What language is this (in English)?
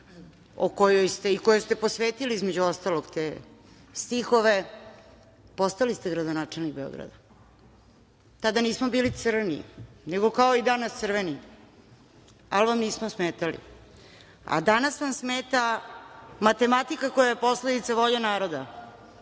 Serbian